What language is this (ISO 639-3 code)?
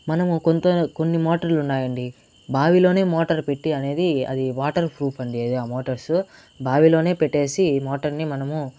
tel